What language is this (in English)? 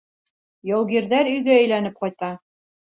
Bashkir